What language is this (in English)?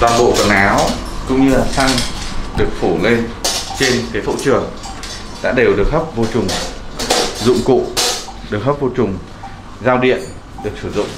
Vietnamese